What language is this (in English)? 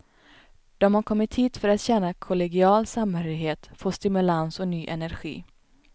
Swedish